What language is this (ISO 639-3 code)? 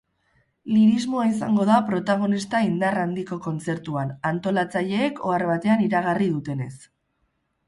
eus